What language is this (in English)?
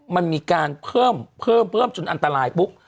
Thai